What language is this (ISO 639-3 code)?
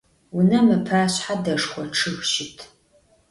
ady